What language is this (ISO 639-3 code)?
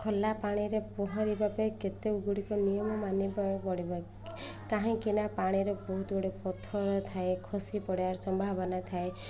ori